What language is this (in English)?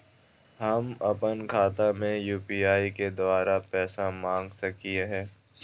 Magahi